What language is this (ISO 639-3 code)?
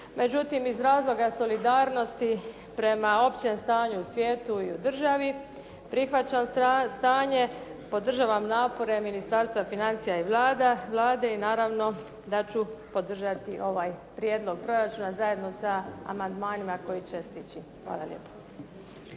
hrv